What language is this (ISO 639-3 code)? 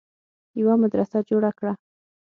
pus